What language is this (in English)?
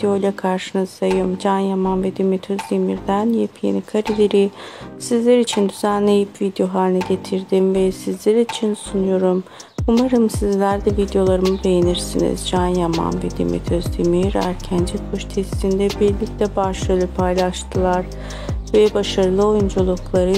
Turkish